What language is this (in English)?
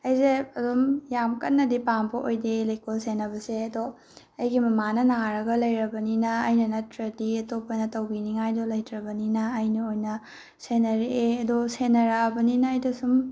Manipuri